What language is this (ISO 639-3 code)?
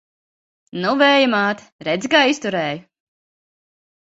lav